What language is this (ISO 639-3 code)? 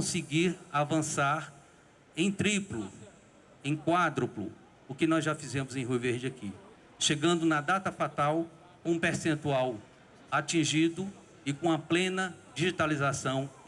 por